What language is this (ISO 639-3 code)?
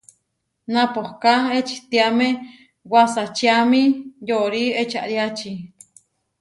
var